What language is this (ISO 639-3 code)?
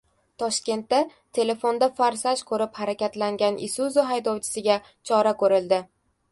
uzb